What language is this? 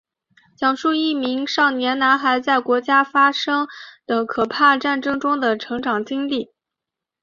Chinese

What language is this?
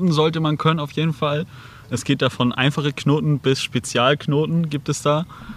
German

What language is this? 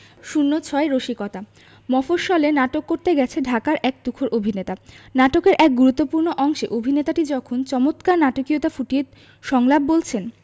Bangla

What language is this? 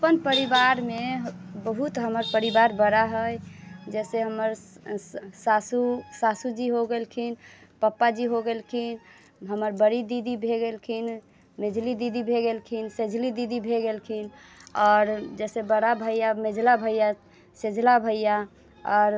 Maithili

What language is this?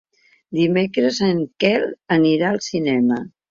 Catalan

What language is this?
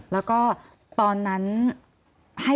Thai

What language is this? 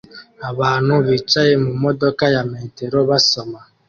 Kinyarwanda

